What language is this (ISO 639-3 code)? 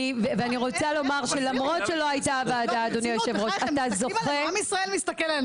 heb